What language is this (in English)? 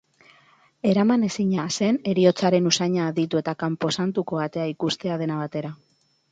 Basque